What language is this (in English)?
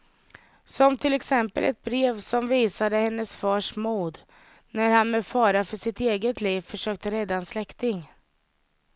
Swedish